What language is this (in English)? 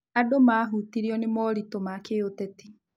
Kikuyu